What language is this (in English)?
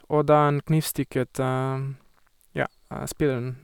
Norwegian